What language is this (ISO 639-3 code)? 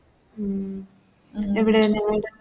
mal